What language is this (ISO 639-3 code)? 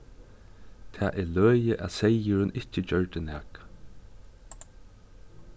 fao